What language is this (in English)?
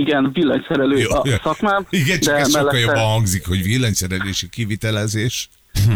Hungarian